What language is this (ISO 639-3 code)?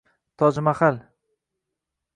uzb